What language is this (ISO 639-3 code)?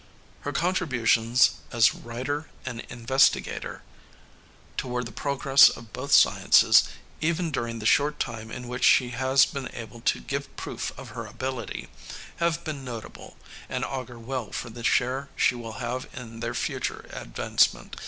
eng